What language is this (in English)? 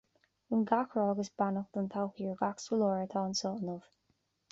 Irish